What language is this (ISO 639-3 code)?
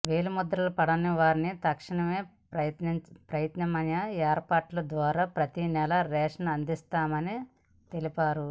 tel